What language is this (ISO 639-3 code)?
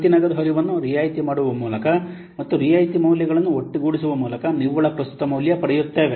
kan